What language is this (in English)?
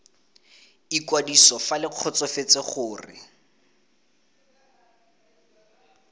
Tswana